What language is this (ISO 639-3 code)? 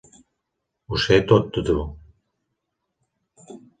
cat